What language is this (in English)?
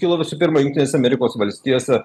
Lithuanian